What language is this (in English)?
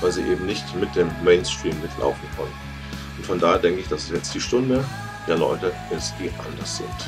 German